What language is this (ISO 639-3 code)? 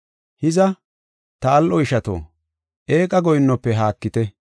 gof